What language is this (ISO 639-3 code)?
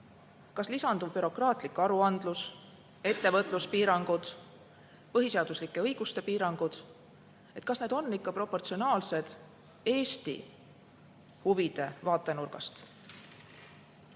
est